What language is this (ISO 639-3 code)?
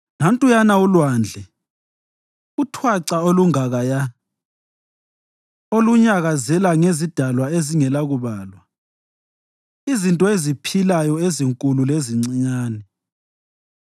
nde